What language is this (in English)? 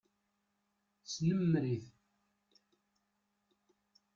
Kabyle